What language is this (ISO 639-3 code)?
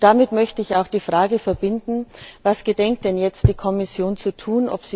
deu